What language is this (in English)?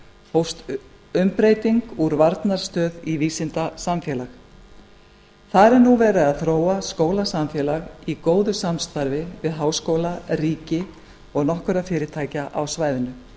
Icelandic